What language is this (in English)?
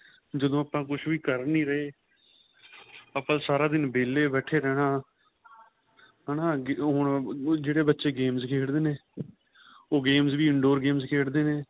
Punjabi